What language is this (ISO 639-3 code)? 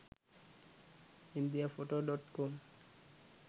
sin